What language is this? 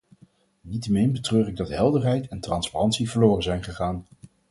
Dutch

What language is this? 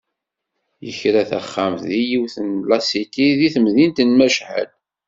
Kabyle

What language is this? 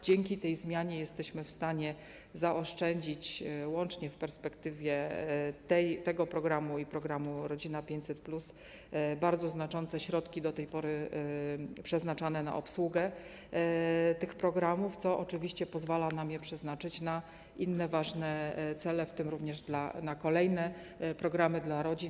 Polish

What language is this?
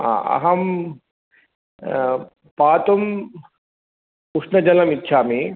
Sanskrit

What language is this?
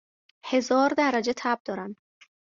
Persian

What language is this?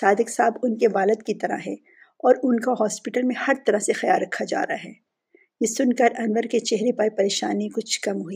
Urdu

